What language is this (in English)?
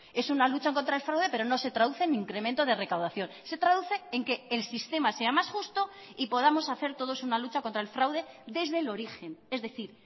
Spanish